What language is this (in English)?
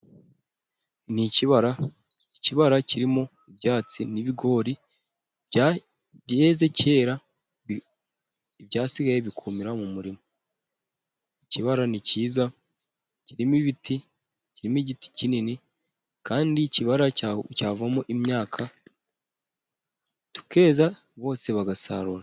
Kinyarwanda